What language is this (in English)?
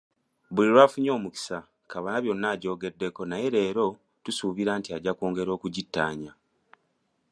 Ganda